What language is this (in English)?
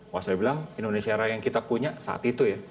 Indonesian